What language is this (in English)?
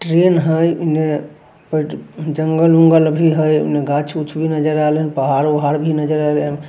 Magahi